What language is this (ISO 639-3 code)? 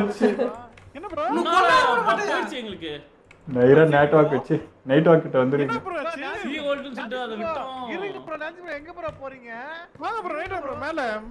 tam